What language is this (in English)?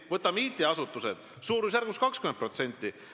Estonian